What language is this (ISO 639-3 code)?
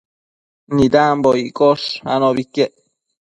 mcf